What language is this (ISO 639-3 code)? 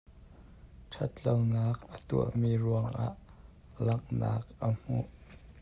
cnh